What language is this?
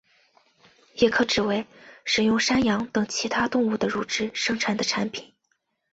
Chinese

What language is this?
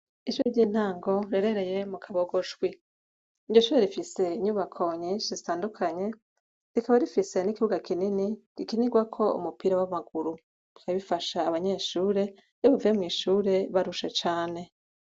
Rundi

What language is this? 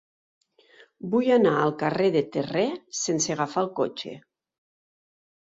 Catalan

